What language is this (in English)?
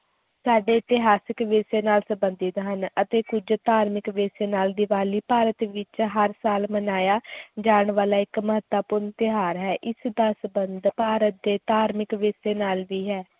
Punjabi